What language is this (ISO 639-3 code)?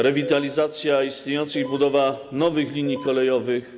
pol